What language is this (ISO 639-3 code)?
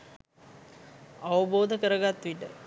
sin